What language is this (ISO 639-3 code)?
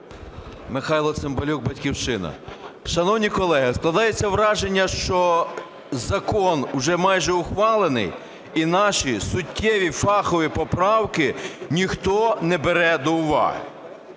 ukr